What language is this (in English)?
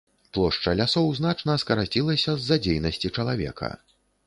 Belarusian